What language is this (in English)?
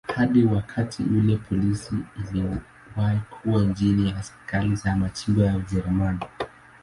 Swahili